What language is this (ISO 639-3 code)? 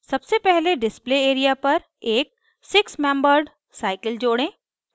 hin